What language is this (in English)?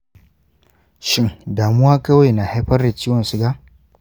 Hausa